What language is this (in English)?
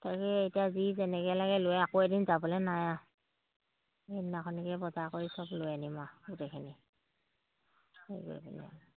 Assamese